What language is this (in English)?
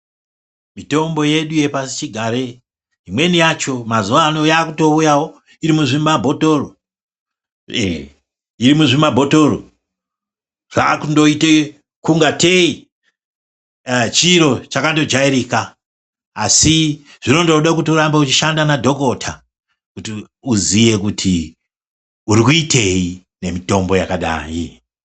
Ndau